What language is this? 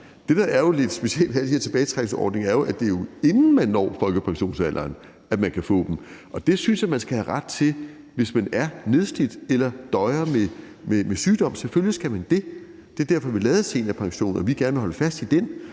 Danish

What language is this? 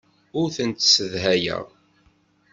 Kabyle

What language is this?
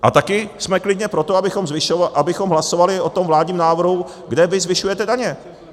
Czech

